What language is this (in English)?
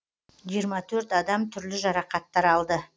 Kazakh